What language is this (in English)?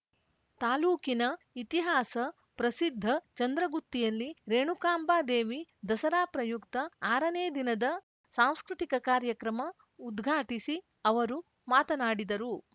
Kannada